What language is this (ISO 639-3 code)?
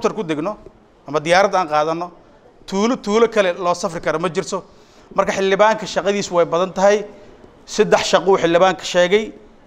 ara